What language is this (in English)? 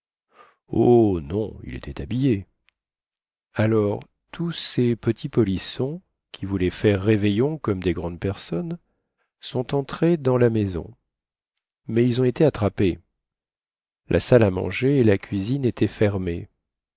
French